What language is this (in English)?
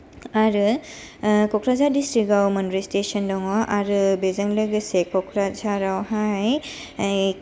Bodo